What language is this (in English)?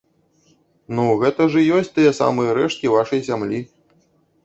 Belarusian